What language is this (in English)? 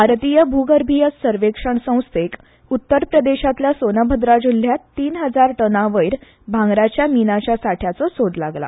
Konkani